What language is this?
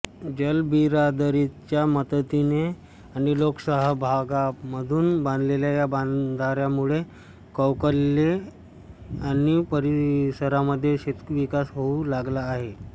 Marathi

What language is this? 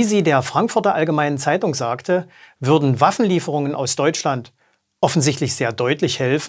German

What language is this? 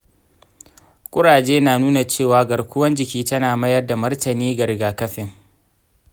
Hausa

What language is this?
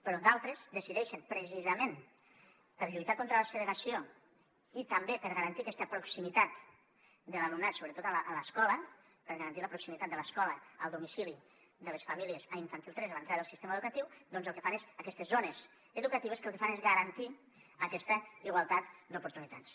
Catalan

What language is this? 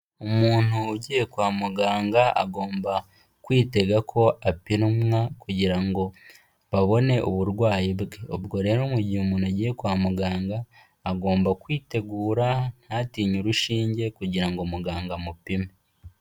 Kinyarwanda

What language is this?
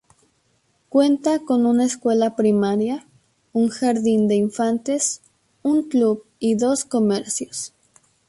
Spanish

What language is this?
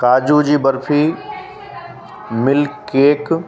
Sindhi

